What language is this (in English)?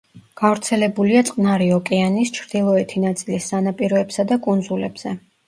Georgian